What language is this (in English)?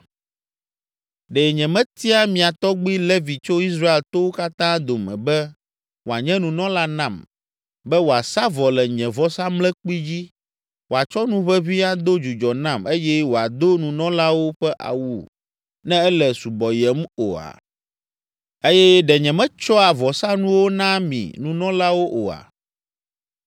Ewe